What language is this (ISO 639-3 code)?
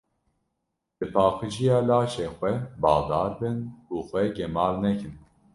kur